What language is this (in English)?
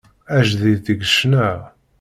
Kabyle